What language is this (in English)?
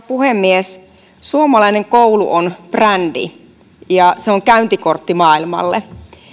Finnish